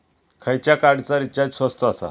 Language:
Marathi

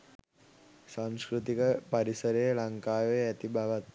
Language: Sinhala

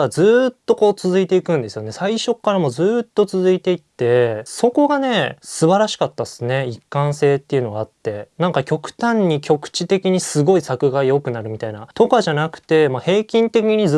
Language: Japanese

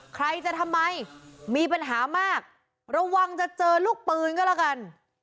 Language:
Thai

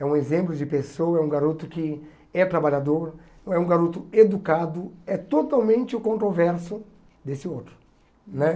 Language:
Portuguese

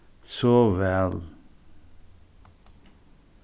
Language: Faroese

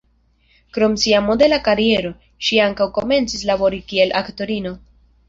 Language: Esperanto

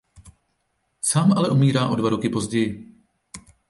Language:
Czech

